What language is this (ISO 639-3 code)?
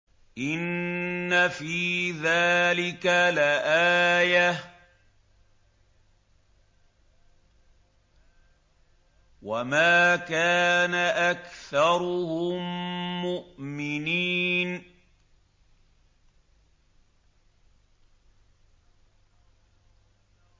ara